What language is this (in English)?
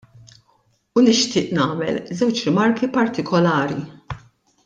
Maltese